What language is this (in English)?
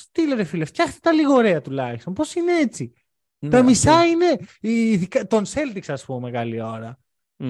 Greek